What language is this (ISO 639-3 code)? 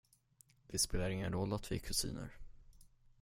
swe